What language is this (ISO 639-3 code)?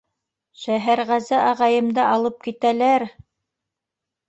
bak